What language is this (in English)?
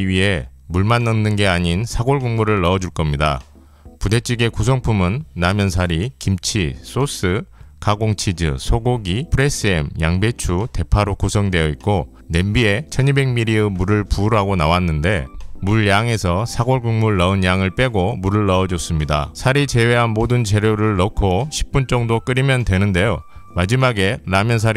Korean